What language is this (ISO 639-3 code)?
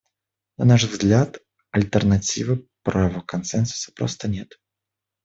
rus